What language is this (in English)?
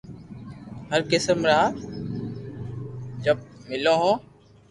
Loarki